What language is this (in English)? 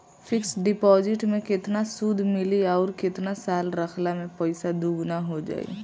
Bhojpuri